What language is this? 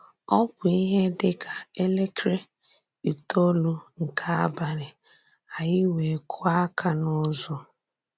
Igbo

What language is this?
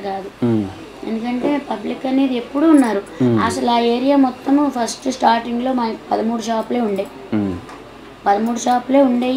Telugu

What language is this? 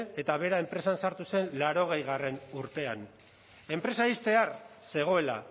Basque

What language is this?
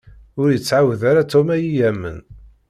Kabyle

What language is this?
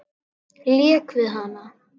Icelandic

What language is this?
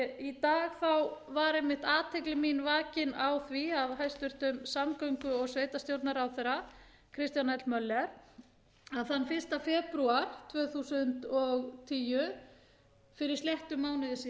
Icelandic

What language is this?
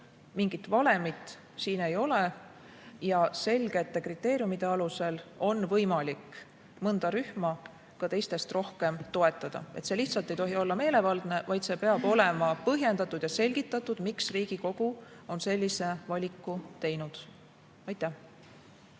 Estonian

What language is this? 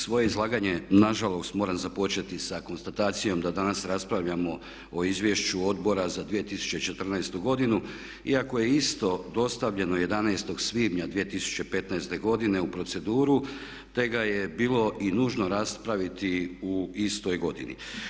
Croatian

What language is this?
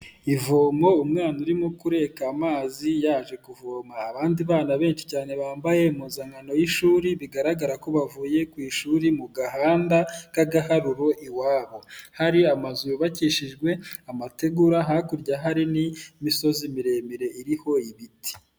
Kinyarwanda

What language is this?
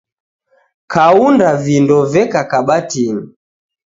Taita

